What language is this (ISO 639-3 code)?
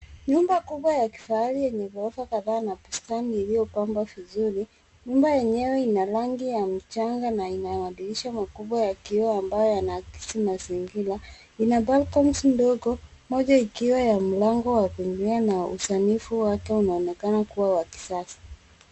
swa